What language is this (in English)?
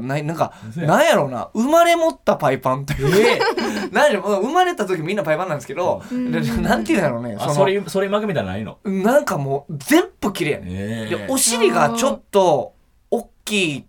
Japanese